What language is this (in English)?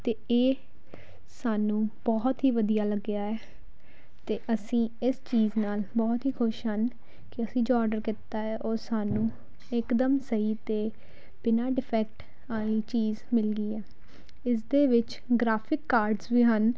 Punjabi